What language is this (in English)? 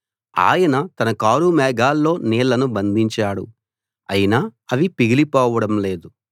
Telugu